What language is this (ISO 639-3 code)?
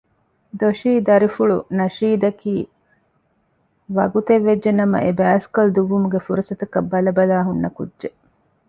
div